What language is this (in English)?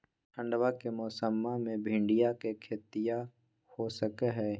Magahi